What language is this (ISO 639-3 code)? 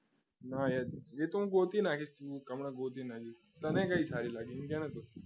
guj